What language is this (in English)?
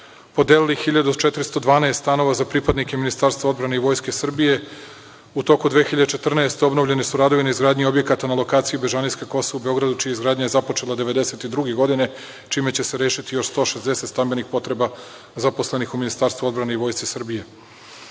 Serbian